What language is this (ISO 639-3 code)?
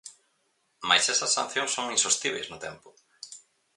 glg